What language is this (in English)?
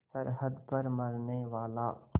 Hindi